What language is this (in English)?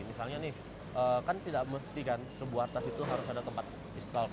Indonesian